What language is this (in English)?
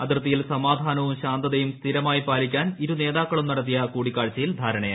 Malayalam